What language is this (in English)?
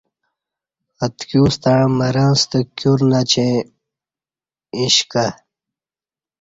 Kati